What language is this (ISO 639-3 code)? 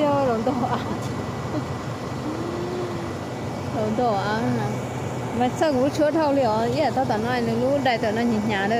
tha